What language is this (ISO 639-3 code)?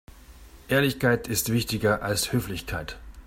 deu